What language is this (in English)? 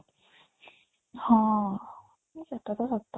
Odia